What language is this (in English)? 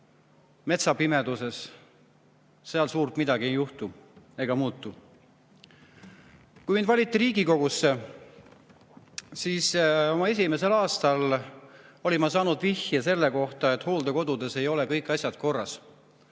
Estonian